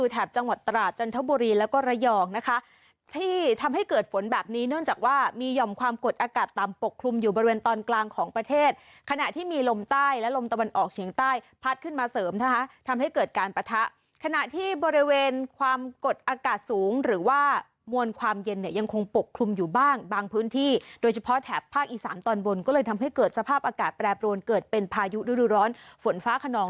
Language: Thai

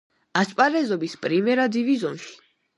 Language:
Georgian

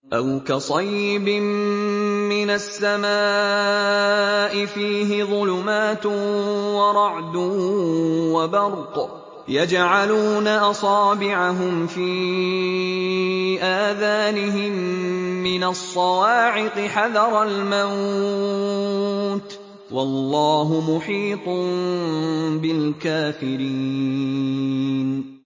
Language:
Arabic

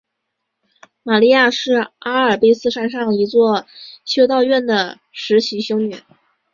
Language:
Chinese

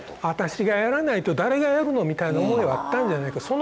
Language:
Japanese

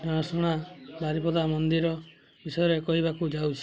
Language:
Odia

